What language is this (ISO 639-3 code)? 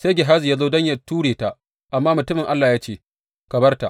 hau